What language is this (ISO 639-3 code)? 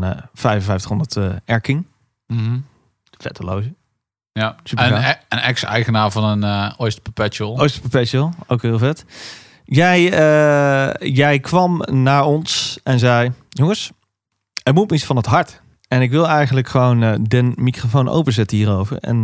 nld